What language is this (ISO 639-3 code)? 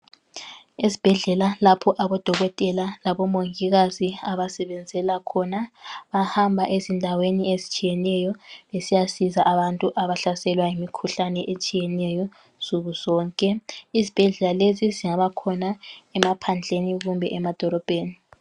nde